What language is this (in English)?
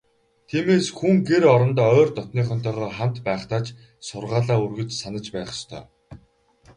Mongolian